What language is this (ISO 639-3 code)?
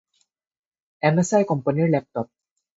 asm